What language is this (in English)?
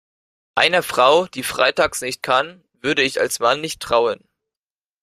German